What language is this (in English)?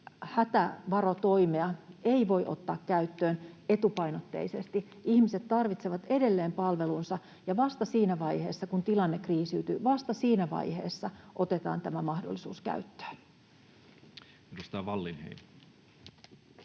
Finnish